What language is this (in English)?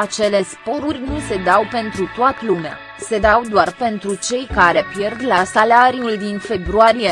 Romanian